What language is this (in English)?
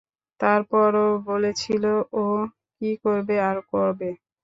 Bangla